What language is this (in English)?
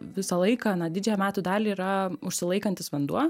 Lithuanian